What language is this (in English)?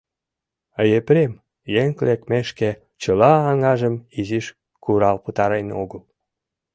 Mari